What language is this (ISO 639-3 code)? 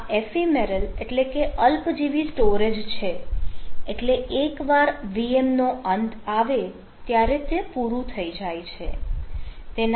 guj